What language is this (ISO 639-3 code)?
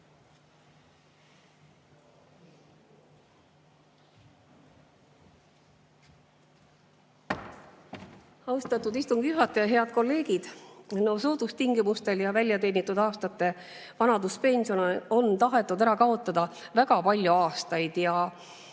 est